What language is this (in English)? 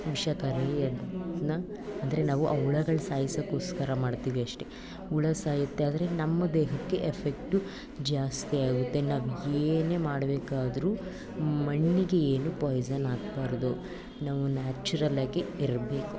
Kannada